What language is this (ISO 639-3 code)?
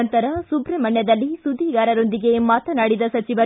kan